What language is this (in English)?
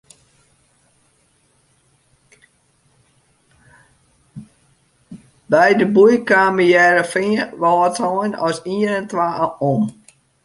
Western Frisian